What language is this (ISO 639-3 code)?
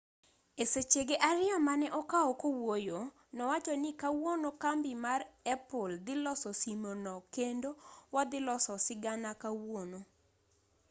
luo